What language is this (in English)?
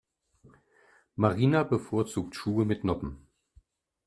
German